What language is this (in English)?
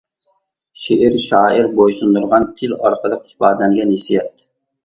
Uyghur